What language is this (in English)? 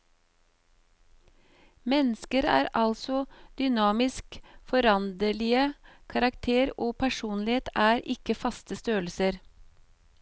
Norwegian